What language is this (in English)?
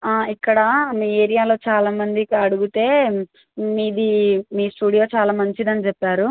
Telugu